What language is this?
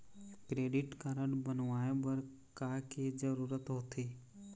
Chhattisgarhi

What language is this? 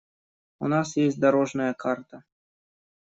Russian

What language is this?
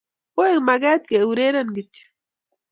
Kalenjin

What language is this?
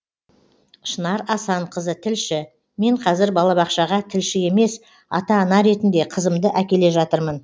Kazakh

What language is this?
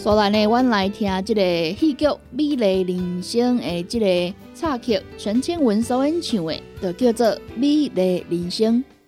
Chinese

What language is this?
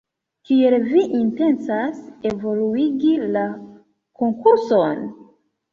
Esperanto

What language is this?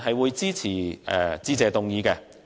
Cantonese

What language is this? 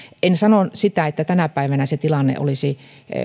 Finnish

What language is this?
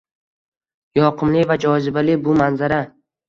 Uzbek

